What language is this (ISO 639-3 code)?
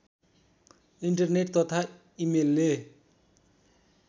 nep